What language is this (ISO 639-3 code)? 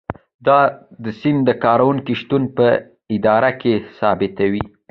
pus